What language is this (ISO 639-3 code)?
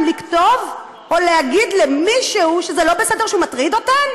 heb